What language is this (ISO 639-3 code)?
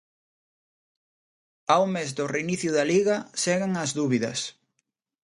glg